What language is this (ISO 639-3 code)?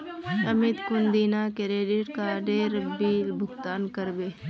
mag